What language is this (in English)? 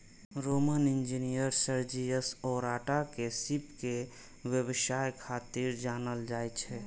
Maithili